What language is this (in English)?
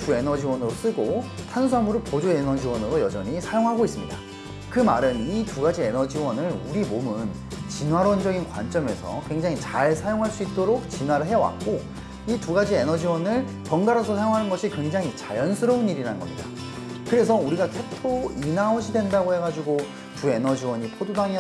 Korean